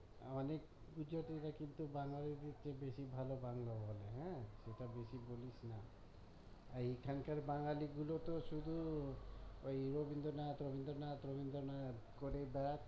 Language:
Bangla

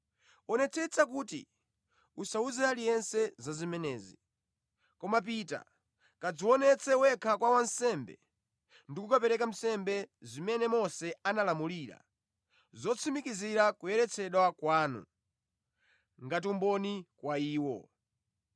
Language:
Nyanja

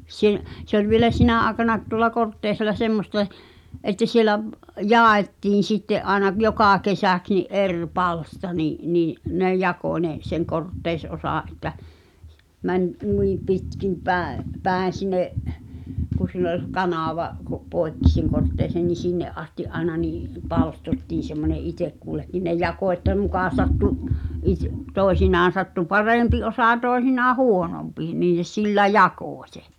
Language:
Finnish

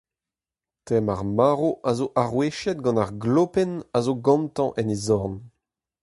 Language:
Breton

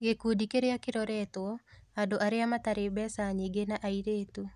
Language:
Kikuyu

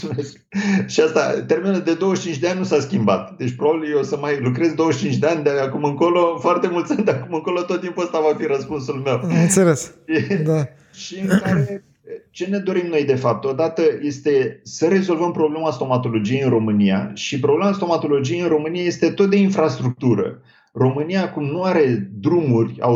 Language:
Romanian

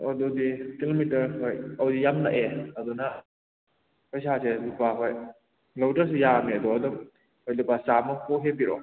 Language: Manipuri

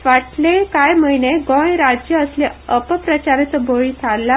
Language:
Konkani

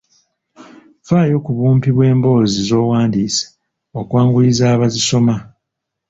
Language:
Ganda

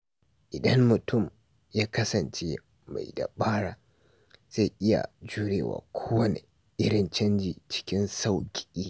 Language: Hausa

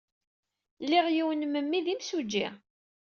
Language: Kabyle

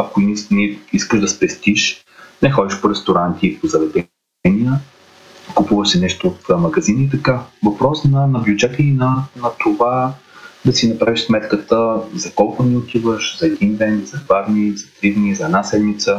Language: Bulgarian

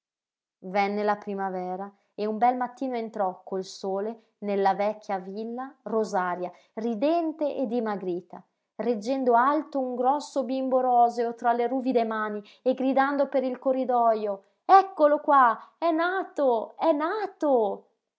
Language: Italian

